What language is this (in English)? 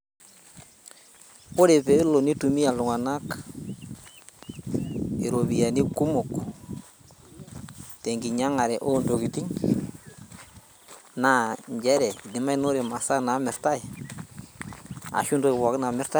Masai